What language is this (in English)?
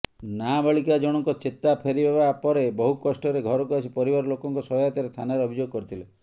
Odia